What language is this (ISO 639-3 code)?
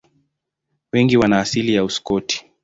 swa